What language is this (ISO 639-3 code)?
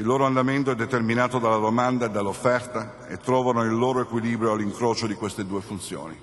ita